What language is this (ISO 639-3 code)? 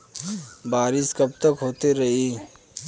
bho